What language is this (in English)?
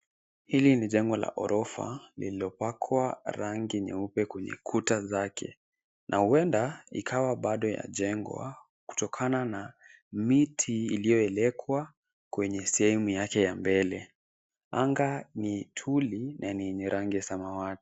Swahili